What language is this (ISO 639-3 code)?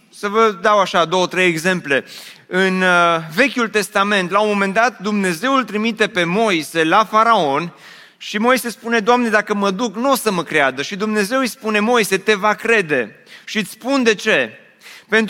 ron